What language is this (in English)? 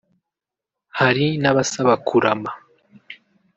Kinyarwanda